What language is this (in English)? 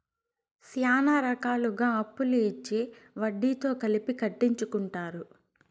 Telugu